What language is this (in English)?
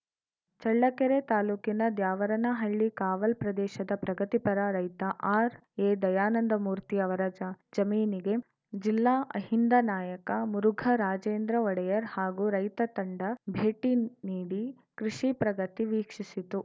Kannada